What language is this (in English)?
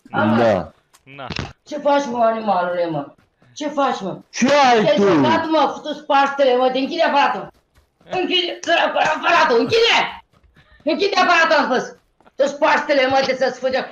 Romanian